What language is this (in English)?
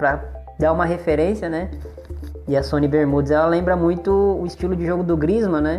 Portuguese